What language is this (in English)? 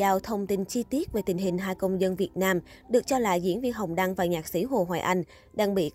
Vietnamese